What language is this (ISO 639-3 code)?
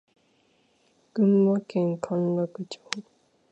jpn